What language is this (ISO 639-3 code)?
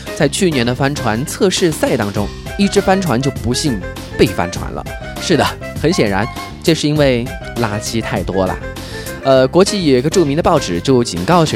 zho